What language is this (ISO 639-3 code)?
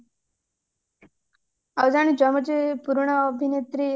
ori